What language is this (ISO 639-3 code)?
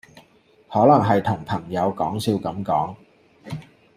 yue